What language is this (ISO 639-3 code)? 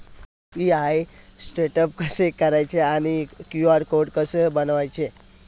mar